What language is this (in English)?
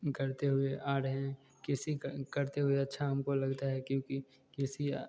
Hindi